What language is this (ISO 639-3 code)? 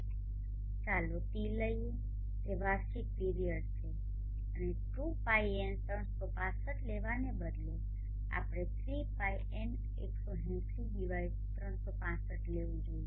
guj